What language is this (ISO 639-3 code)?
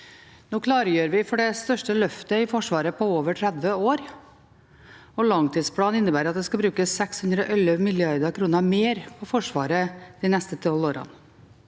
nor